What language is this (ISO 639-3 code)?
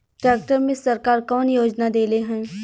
bho